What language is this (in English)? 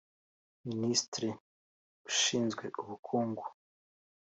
Kinyarwanda